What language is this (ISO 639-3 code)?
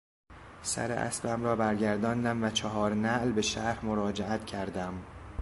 fas